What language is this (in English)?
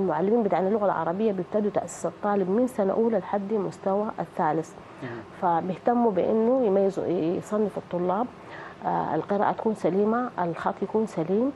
Arabic